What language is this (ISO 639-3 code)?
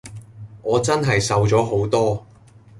yue